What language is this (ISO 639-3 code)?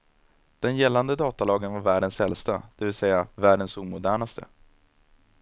swe